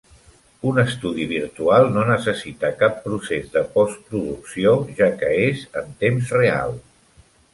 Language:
Catalan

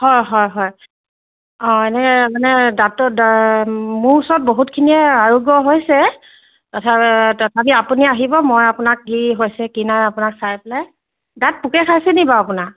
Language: Assamese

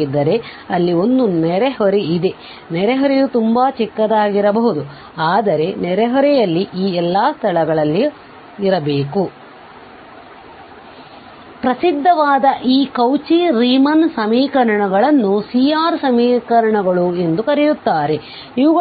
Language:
Kannada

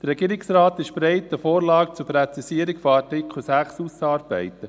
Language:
Swiss German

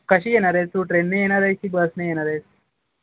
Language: Marathi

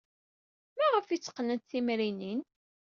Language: Kabyle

